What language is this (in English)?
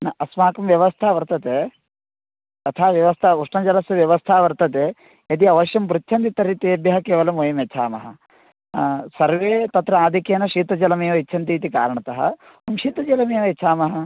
Sanskrit